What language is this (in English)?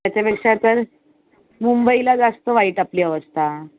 Marathi